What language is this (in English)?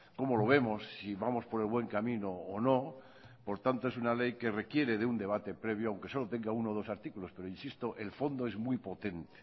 Spanish